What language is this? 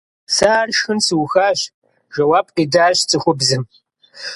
Kabardian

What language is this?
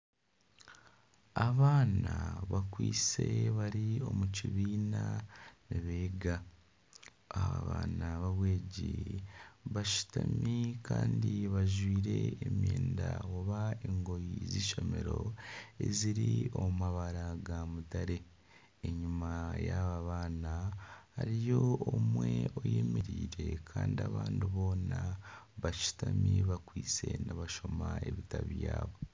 Nyankole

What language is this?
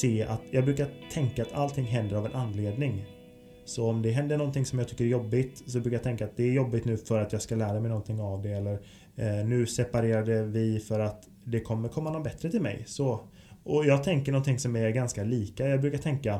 Swedish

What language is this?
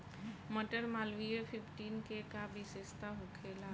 Bhojpuri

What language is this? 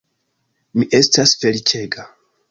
Esperanto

